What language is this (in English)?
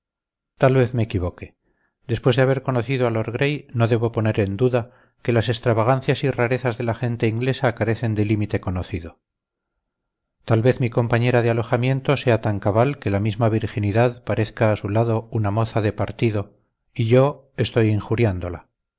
Spanish